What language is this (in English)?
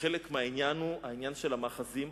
Hebrew